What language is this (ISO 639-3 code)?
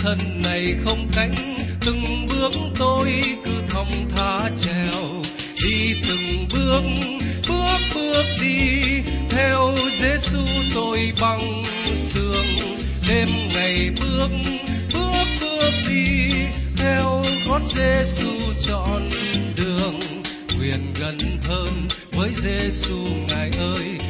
vie